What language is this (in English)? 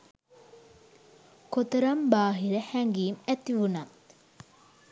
Sinhala